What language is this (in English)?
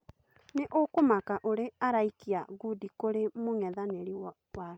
Kikuyu